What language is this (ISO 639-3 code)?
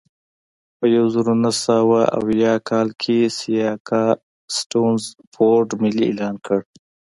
pus